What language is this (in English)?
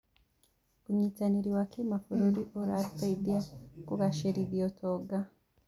Kikuyu